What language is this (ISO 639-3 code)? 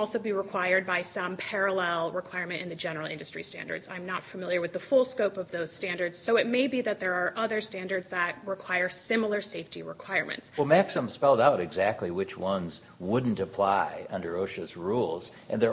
eng